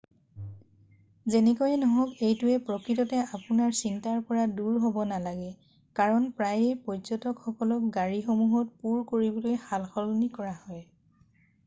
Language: Assamese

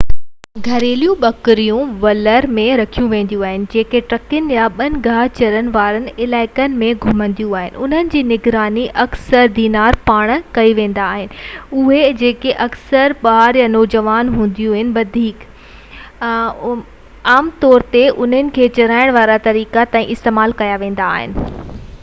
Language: Sindhi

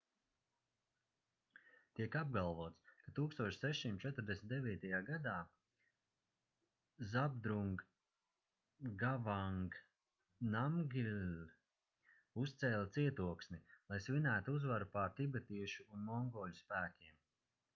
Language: Latvian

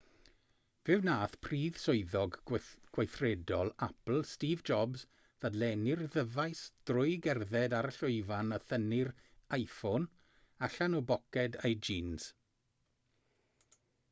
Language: Welsh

